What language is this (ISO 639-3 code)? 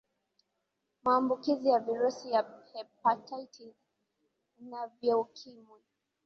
swa